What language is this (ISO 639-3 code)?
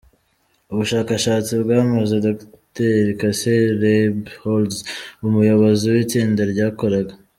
kin